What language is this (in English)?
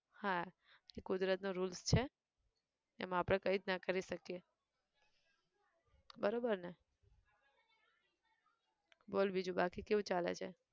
Gujarati